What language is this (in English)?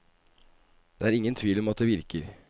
Norwegian